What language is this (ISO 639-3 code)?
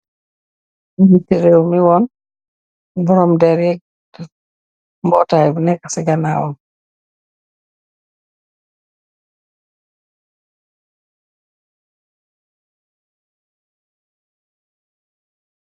wol